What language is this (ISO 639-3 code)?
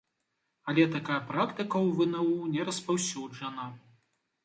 bel